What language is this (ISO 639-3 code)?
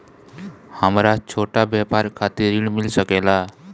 bho